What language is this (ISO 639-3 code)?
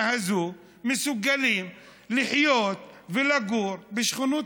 heb